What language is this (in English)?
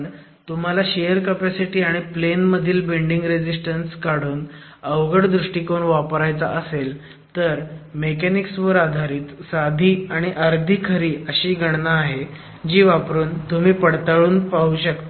Marathi